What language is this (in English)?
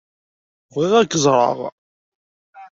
Kabyle